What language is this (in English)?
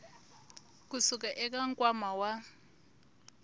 Tsonga